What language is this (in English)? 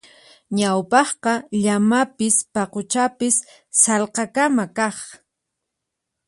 Puno Quechua